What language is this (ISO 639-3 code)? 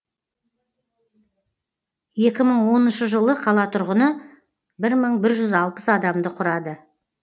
kaz